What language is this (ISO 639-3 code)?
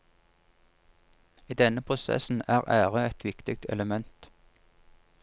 nor